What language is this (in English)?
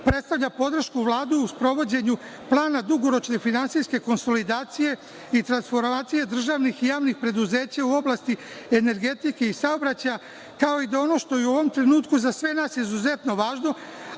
Serbian